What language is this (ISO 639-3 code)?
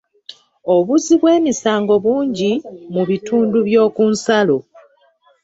lug